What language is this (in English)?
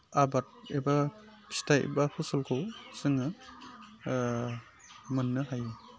Bodo